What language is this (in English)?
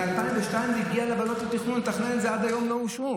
Hebrew